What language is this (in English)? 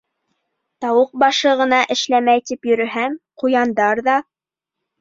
Bashkir